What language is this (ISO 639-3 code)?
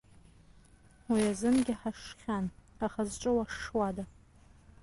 abk